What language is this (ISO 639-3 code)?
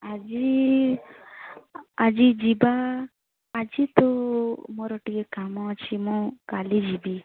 ori